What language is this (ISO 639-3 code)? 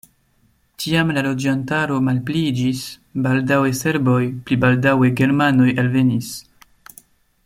epo